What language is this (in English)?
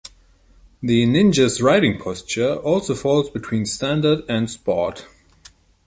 English